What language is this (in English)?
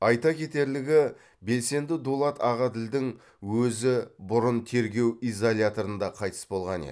Kazakh